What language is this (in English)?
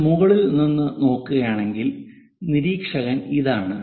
Malayalam